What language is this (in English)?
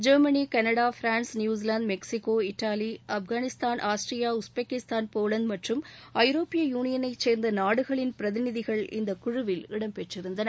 Tamil